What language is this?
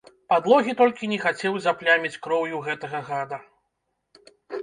Belarusian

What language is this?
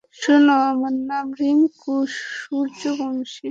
Bangla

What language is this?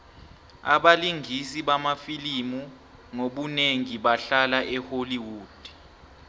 South Ndebele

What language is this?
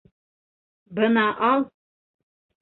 Bashkir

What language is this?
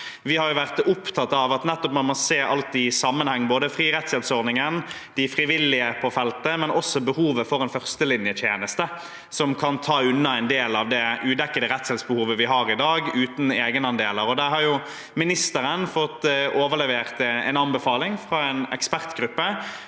Norwegian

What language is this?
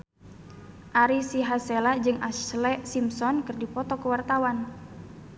Sundanese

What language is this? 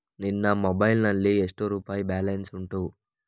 Kannada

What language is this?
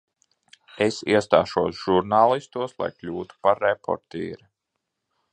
Latvian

